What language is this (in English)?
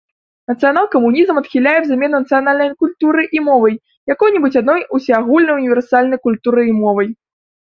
Belarusian